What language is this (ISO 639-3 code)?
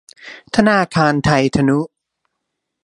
tha